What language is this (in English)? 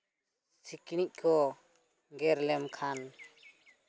Santali